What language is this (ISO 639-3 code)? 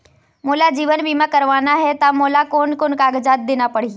hne